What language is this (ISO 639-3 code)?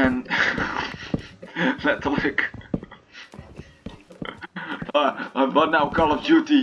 nld